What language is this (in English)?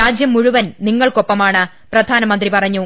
Malayalam